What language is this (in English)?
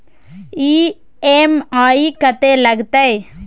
Maithili